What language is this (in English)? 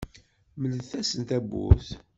Kabyle